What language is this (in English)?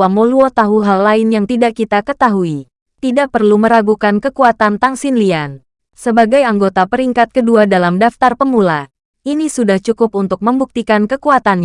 Indonesian